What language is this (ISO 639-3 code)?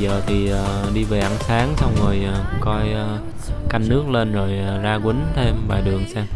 vie